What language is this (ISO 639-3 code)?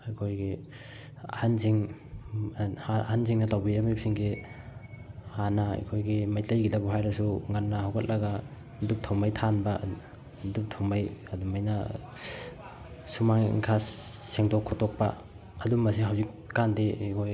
mni